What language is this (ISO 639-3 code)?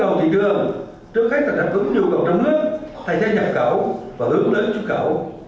vie